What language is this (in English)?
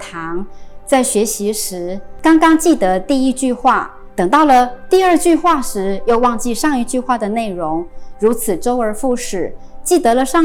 Chinese